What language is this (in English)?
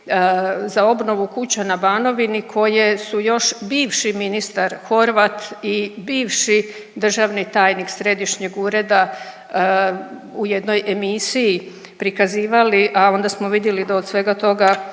Croatian